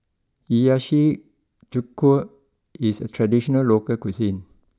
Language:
English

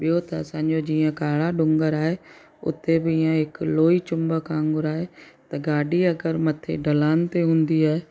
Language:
Sindhi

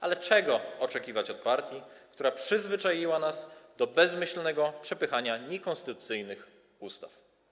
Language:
Polish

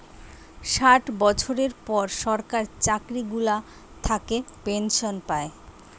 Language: Bangla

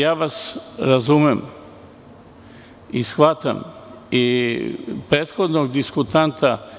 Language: Serbian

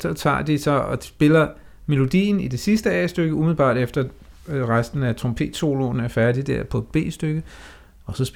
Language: Danish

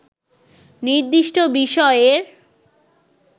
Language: Bangla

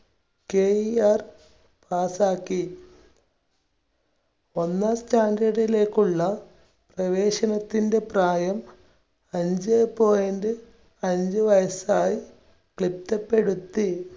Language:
Malayalam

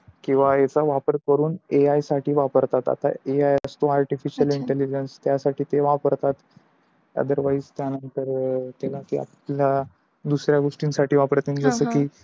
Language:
Marathi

